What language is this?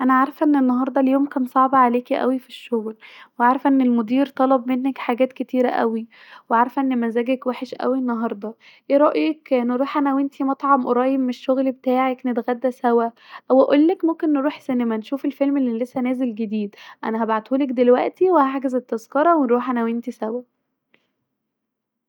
Egyptian Arabic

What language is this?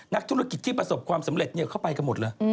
Thai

